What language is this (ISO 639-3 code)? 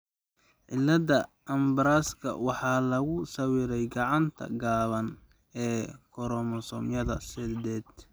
som